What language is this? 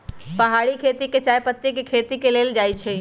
Magahi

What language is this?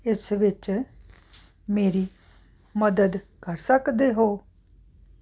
Punjabi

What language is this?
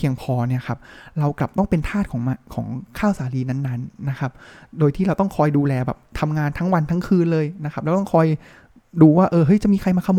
Thai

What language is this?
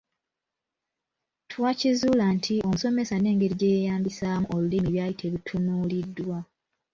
Ganda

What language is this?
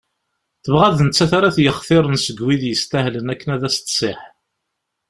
Kabyle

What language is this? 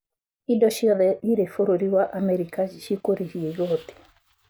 Kikuyu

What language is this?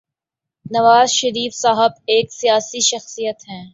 Urdu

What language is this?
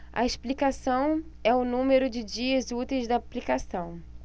Portuguese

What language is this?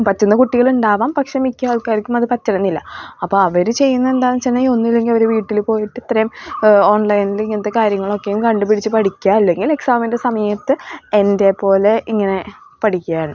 Malayalam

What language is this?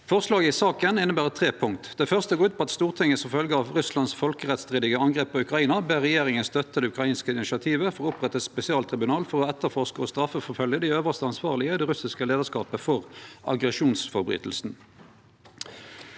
Norwegian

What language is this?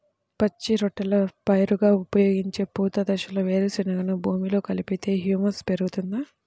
Telugu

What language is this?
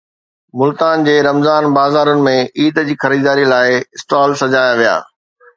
Sindhi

